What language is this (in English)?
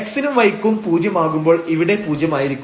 Malayalam